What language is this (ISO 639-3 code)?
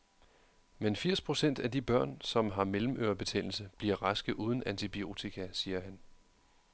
dan